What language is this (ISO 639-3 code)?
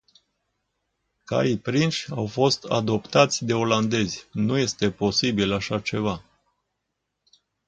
ron